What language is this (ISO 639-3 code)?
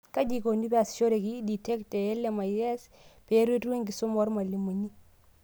mas